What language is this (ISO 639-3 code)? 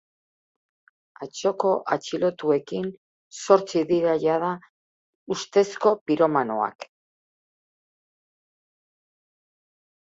eus